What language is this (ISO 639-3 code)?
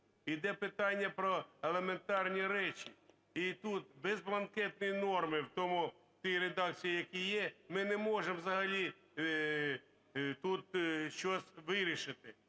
ukr